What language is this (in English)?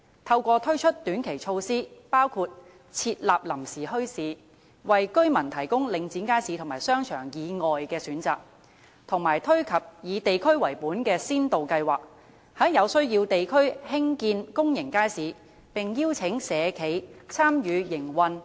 Cantonese